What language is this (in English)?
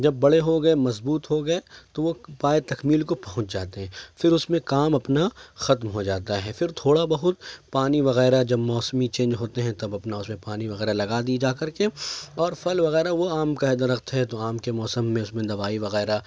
Urdu